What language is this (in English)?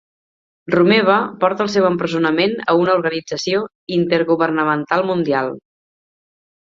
Catalan